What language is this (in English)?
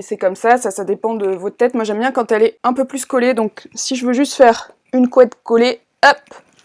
French